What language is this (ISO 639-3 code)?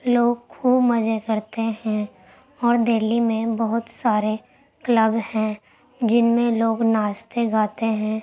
urd